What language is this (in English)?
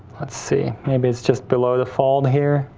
English